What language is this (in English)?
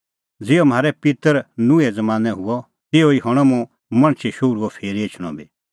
Kullu Pahari